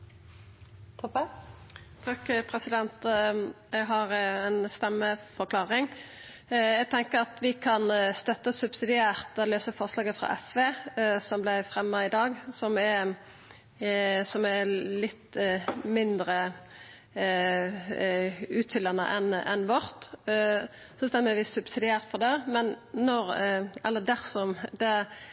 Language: Norwegian Nynorsk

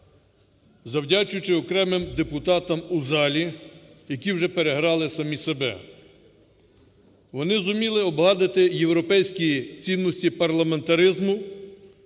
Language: Ukrainian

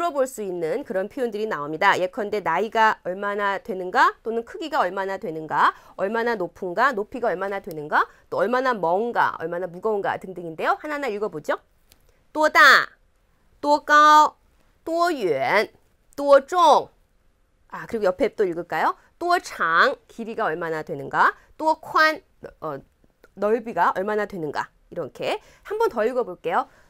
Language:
Korean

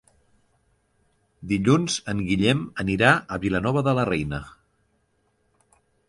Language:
Catalan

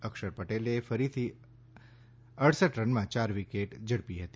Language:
Gujarati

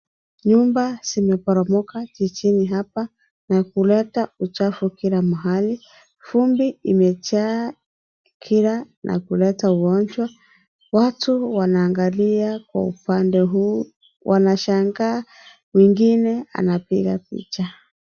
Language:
Swahili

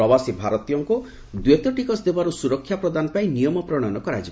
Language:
Odia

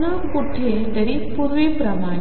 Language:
Marathi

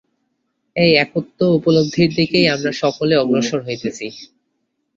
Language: Bangla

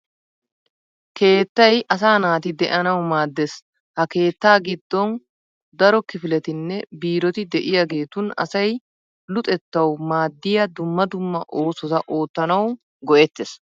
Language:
Wolaytta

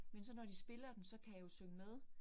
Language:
Danish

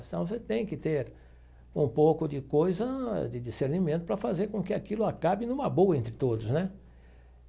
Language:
Portuguese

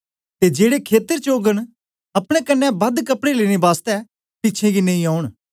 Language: Dogri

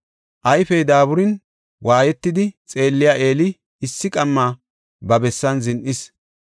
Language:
Gofa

